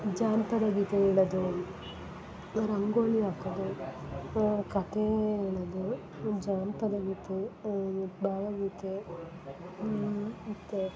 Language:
Kannada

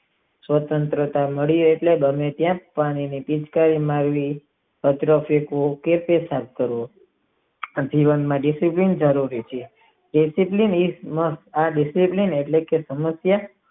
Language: Gujarati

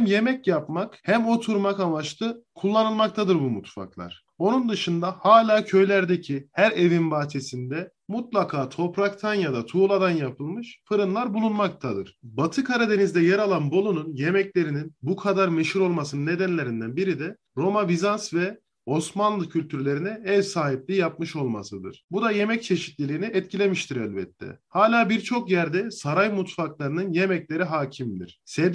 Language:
Turkish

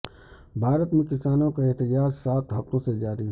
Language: Urdu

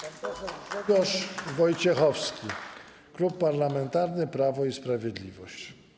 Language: Polish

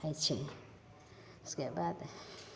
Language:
Maithili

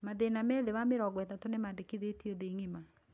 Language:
Kikuyu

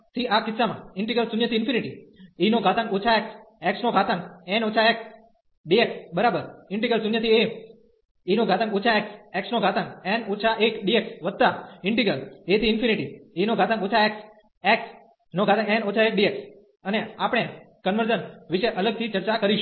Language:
Gujarati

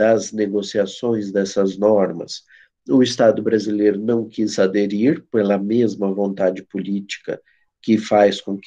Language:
Portuguese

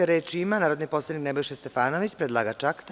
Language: Serbian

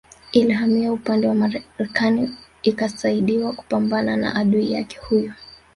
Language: Swahili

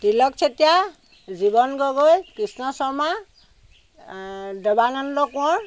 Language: Assamese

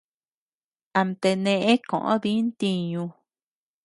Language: Tepeuxila Cuicatec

